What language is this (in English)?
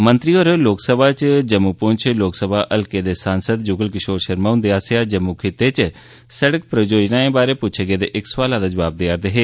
Dogri